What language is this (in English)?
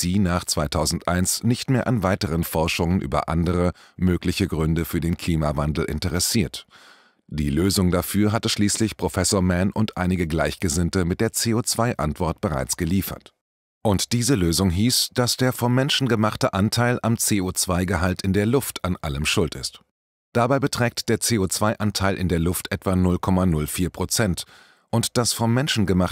German